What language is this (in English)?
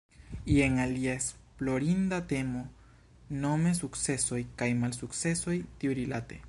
Esperanto